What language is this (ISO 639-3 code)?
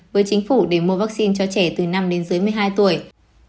vie